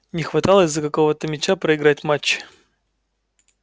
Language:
Russian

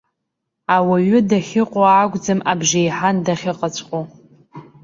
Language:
Abkhazian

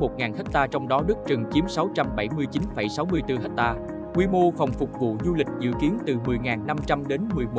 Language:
Vietnamese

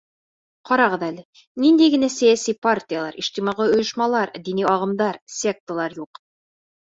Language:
Bashkir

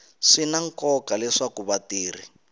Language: Tsonga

